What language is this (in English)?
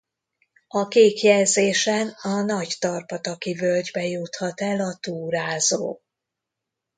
Hungarian